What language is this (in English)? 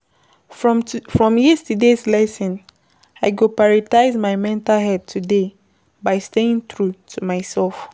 Nigerian Pidgin